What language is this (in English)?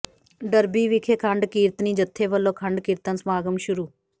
Punjabi